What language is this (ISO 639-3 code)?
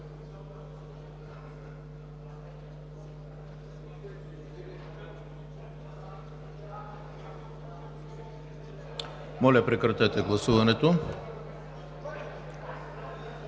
bul